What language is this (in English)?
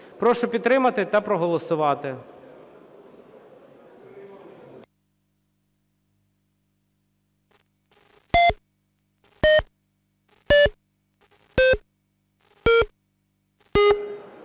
Ukrainian